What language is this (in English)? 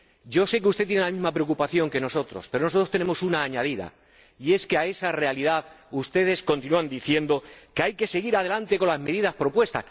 Spanish